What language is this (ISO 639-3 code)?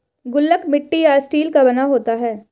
hin